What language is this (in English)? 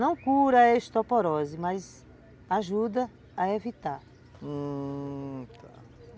Portuguese